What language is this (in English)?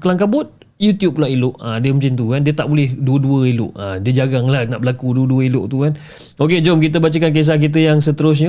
Malay